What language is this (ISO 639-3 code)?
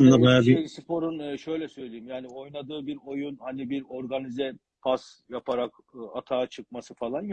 tur